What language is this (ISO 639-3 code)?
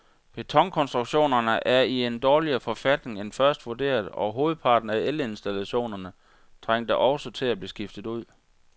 dan